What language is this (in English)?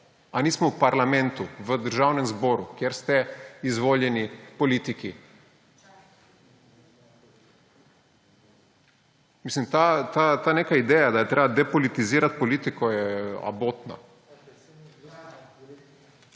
Slovenian